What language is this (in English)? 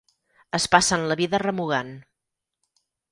Catalan